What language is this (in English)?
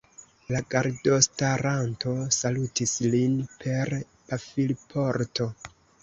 Esperanto